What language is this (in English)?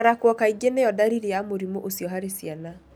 Kikuyu